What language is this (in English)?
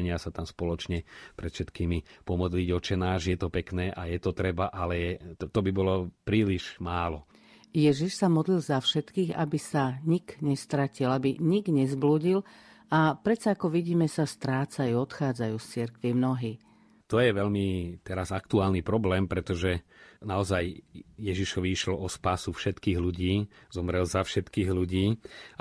Slovak